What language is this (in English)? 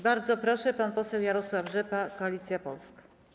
Polish